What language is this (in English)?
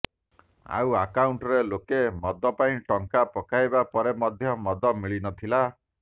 Odia